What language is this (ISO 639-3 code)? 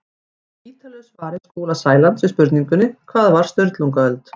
isl